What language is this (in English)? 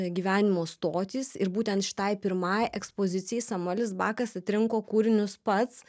Lithuanian